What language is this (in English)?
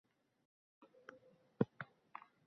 Uzbek